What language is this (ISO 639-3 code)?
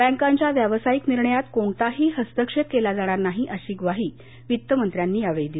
mar